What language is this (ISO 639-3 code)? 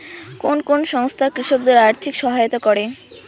ben